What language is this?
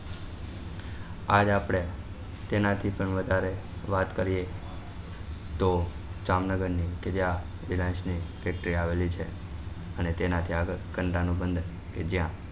Gujarati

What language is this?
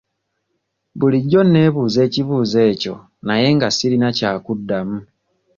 Ganda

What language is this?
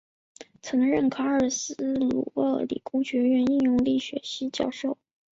Chinese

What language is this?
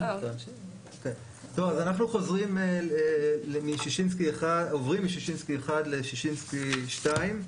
Hebrew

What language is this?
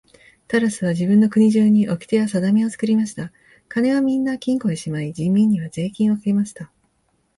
Japanese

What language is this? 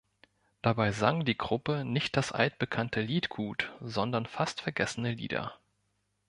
German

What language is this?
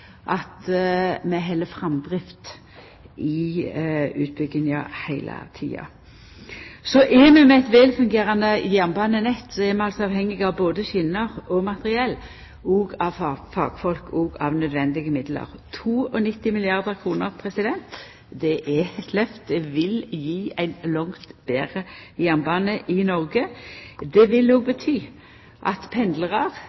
Norwegian Nynorsk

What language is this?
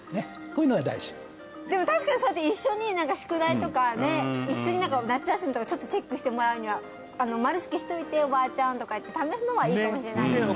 Japanese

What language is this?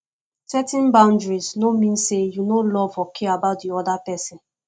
Nigerian Pidgin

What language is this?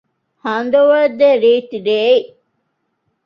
Divehi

